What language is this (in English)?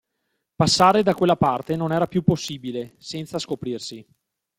Italian